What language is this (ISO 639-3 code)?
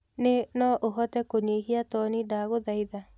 kik